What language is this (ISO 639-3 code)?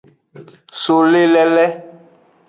ajg